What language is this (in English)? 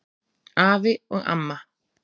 Icelandic